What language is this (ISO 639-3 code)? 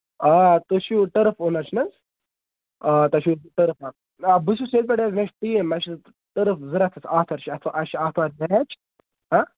kas